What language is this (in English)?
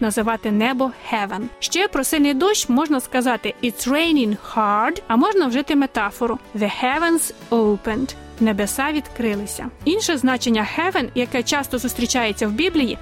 Ukrainian